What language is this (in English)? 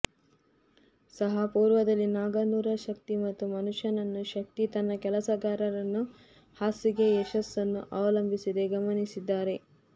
Kannada